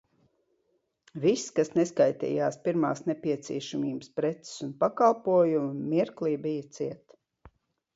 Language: Latvian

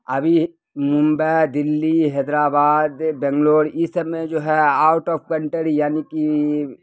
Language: Urdu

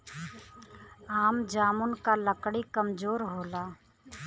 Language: Bhojpuri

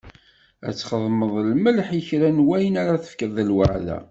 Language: Kabyle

